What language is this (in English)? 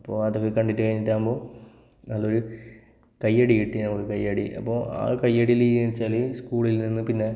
Malayalam